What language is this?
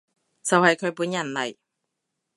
Cantonese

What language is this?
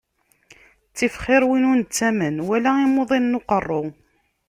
Kabyle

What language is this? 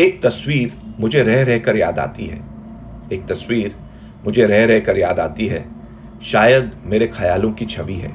Hindi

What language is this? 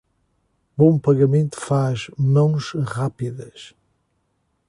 Portuguese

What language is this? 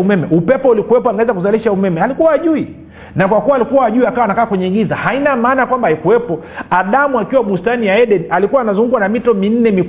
Swahili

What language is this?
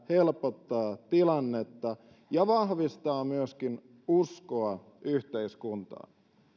Finnish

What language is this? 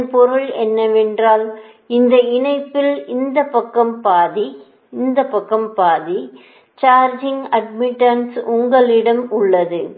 Tamil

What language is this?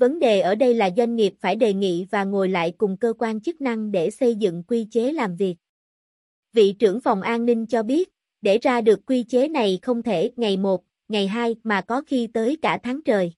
Vietnamese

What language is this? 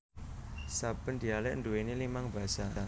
Javanese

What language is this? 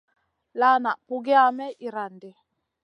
Masana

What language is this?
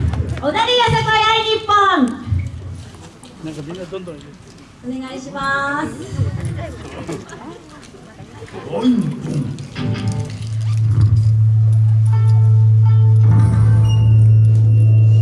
Japanese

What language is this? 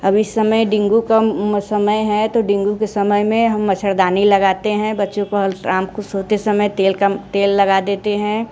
Hindi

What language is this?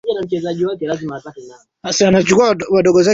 Swahili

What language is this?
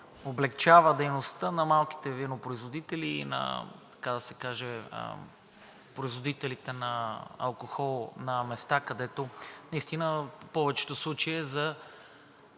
Bulgarian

